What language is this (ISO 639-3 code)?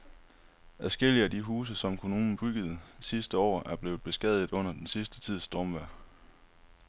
dan